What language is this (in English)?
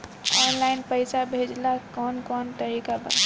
Bhojpuri